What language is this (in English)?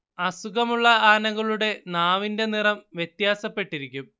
Malayalam